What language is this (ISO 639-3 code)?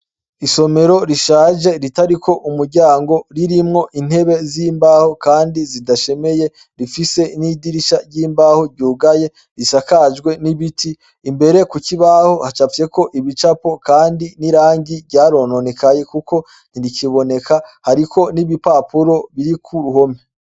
run